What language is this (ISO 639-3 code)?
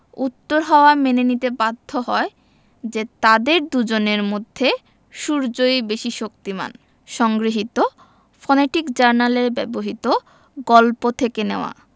ben